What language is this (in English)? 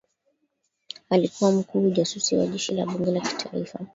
Swahili